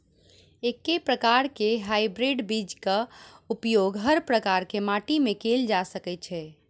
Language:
Maithili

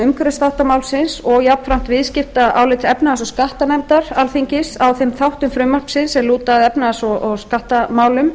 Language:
Icelandic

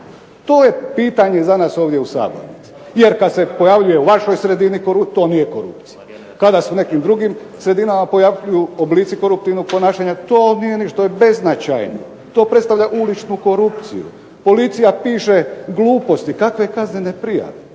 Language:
Croatian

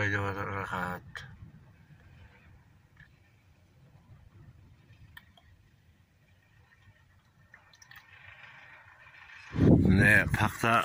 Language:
Turkish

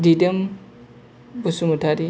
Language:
Bodo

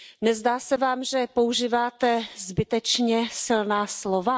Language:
Czech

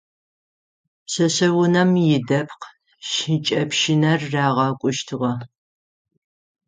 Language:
Adyghe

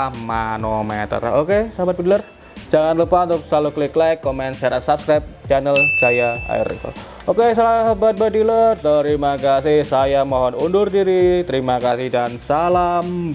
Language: Indonesian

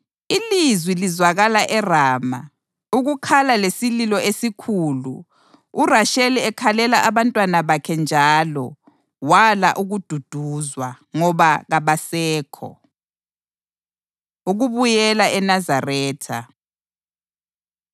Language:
North Ndebele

